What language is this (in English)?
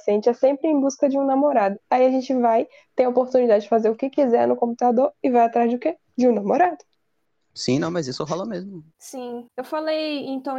Portuguese